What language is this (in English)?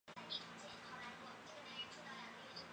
Chinese